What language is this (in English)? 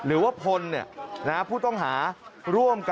Thai